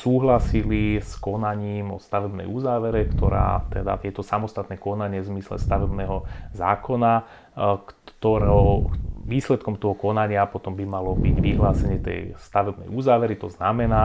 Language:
Slovak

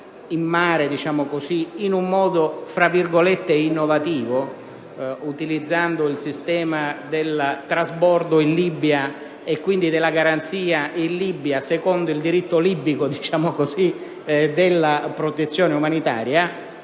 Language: Italian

